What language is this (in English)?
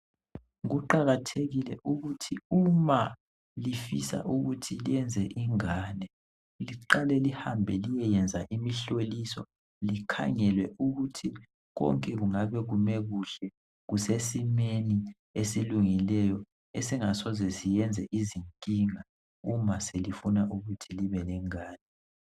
North Ndebele